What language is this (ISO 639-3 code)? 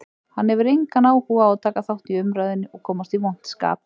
isl